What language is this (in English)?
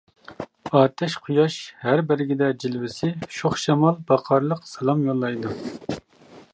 Uyghur